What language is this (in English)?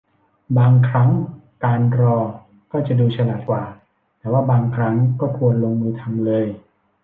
Thai